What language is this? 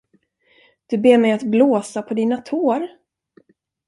Swedish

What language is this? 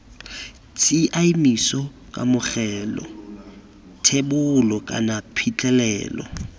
Tswana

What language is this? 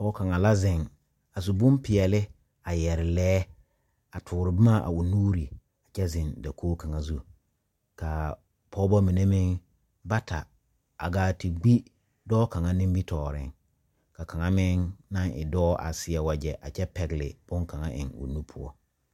Southern Dagaare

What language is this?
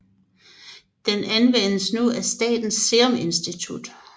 Danish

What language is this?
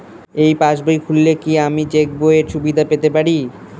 Bangla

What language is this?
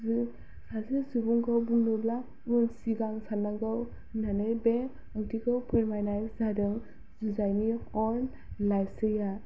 Bodo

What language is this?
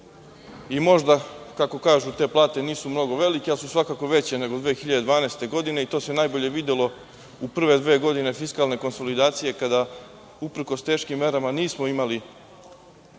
Serbian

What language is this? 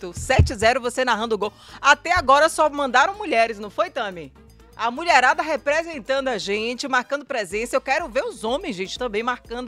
Portuguese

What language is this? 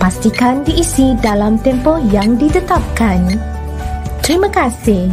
Malay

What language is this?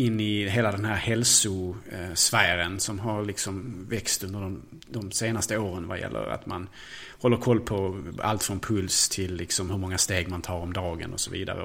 Swedish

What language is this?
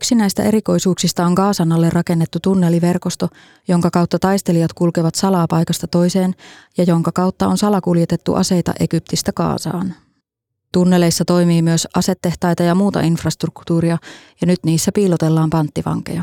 Finnish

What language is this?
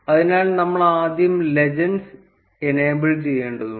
Malayalam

